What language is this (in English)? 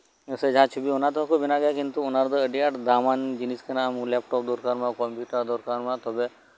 Santali